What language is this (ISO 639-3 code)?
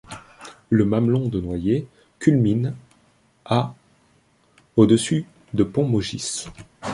fra